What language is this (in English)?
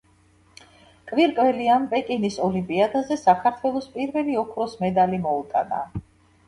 Georgian